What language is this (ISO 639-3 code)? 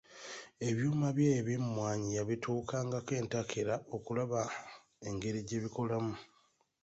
lug